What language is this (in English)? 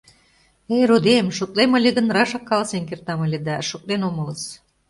Mari